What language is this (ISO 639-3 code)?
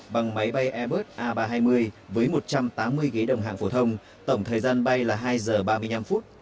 vie